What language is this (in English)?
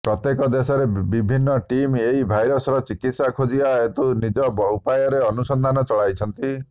Odia